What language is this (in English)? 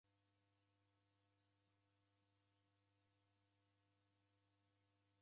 Taita